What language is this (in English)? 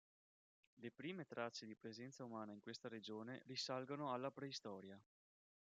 Italian